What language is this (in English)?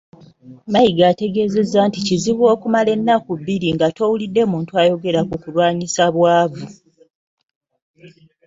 Ganda